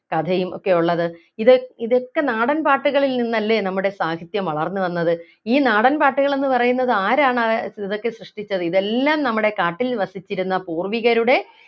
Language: Malayalam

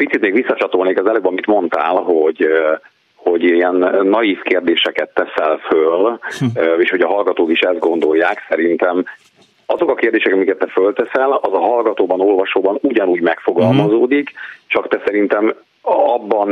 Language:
Hungarian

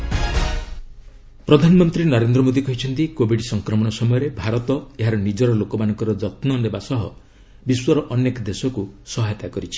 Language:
Odia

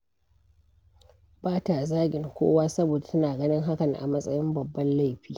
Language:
Hausa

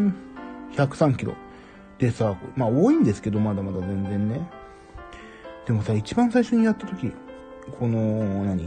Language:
Japanese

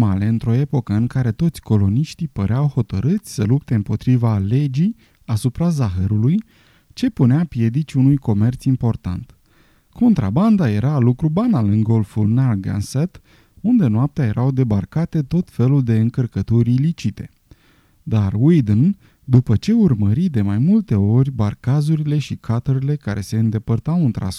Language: Romanian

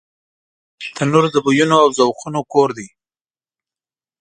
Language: Pashto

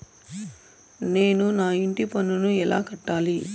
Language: Telugu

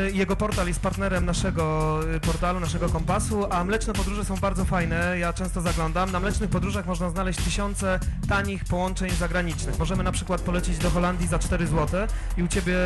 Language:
Polish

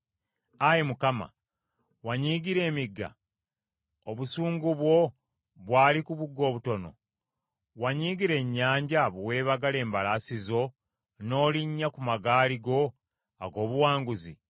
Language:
Ganda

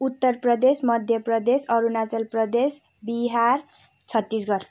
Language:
Nepali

